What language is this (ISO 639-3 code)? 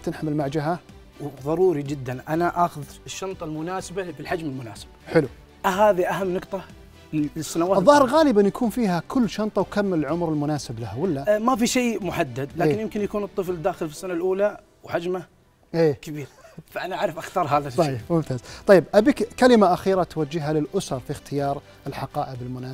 ara